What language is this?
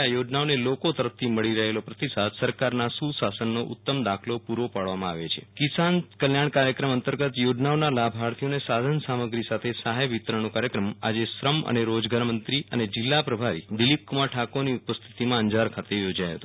Gujarati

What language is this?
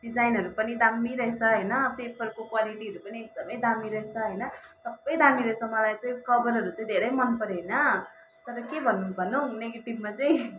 Nepali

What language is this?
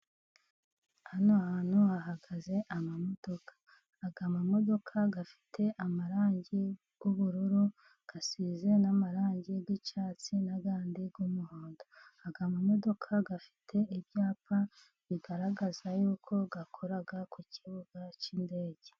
Kinyarwanda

